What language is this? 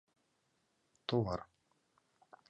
Mari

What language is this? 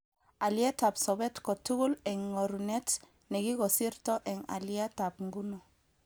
Kalenjin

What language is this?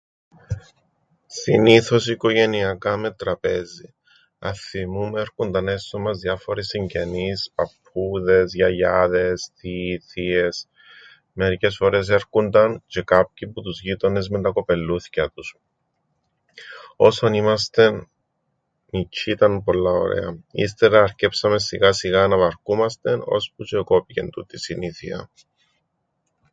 Greek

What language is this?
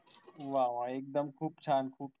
Marathi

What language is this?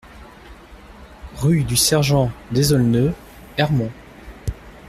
French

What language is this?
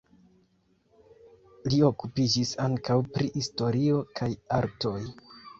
Esperanto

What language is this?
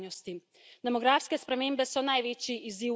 Slovenian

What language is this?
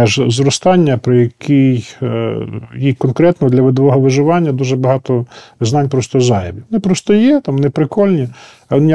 Ukrainian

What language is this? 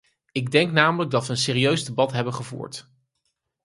Dutch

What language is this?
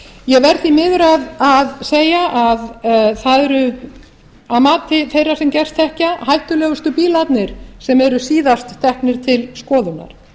Icelandic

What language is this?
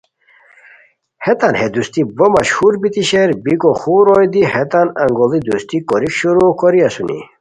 Khowar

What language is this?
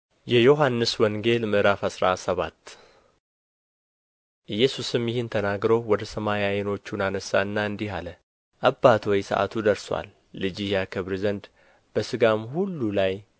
Amharic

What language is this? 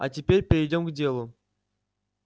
Russian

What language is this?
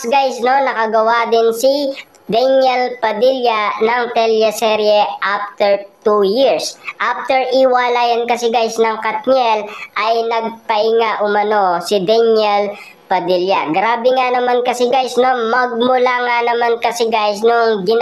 Filipino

